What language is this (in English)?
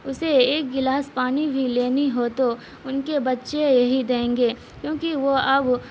Urdu